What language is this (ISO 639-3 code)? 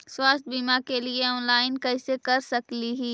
mag